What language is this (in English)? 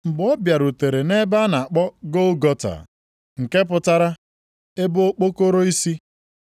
Igbo